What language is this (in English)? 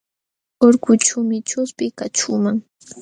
Jauja Wanca Quechua